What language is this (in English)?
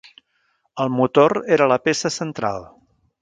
Catalan